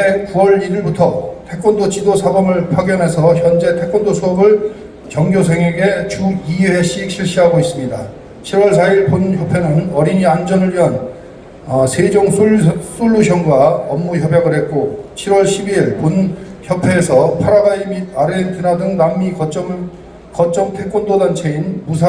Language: Korean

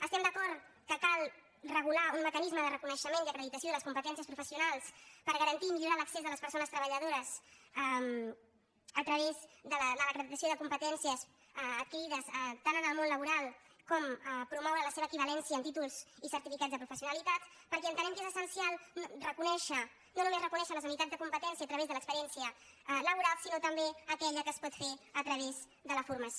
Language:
Catalan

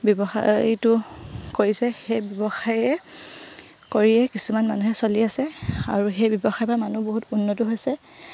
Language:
Assamese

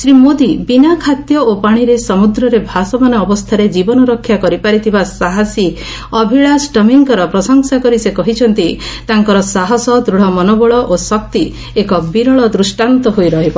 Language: Odia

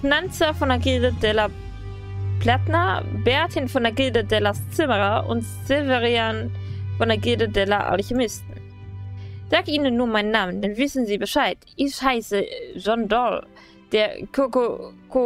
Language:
German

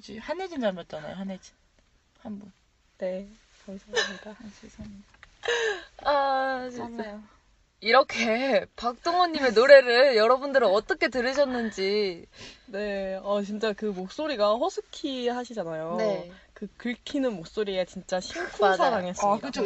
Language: Korean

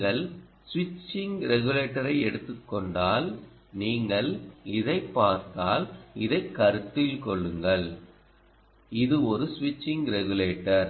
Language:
Tamil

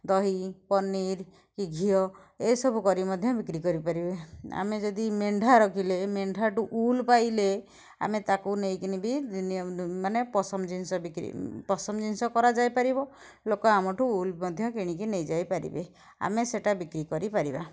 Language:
Odia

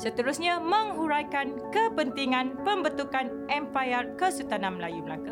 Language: Malay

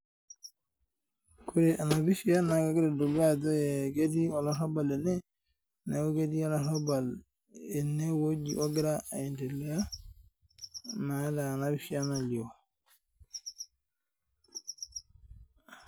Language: Masai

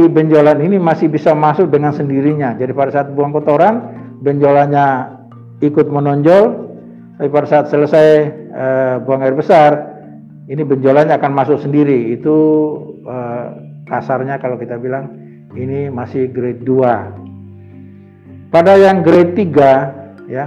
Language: Indonesian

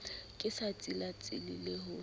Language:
Southern Sotho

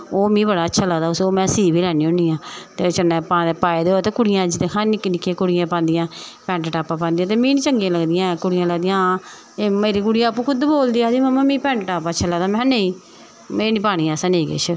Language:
Dogri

